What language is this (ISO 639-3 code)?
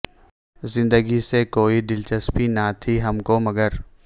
urd